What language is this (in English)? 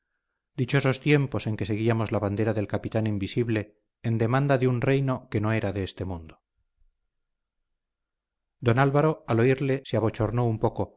Spanish